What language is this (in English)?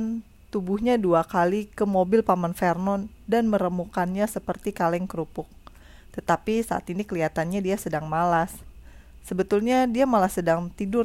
Indonesian